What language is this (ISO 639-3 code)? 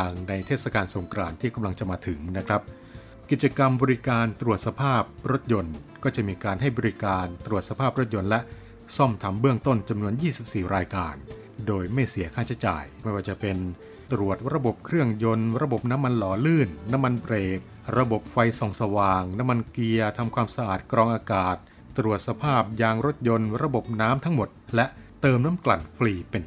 tha